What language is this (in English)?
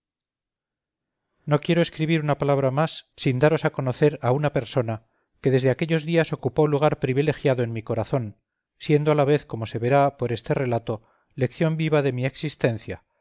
Spanish